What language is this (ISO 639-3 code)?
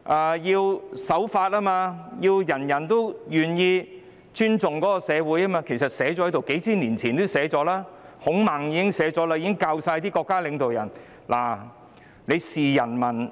yue